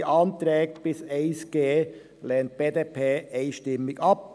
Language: Swiss German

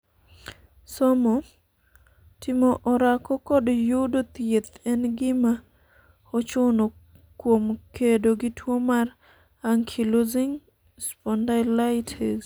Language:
Luo (Kenya and Tanzania)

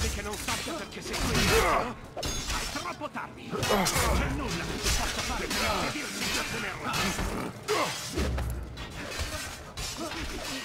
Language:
Italian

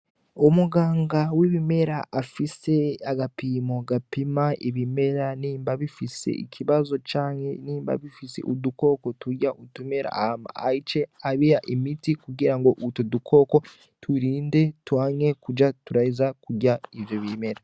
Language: Rundi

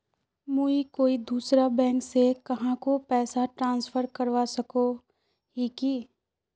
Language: Magahi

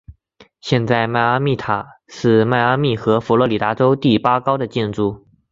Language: Chinese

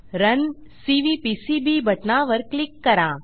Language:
Marathi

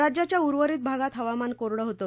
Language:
Marathi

